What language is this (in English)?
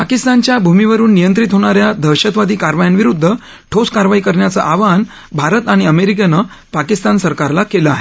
Marathi